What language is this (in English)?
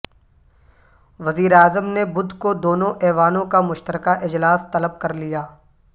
Urdu